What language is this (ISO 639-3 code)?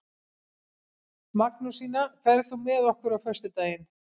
isl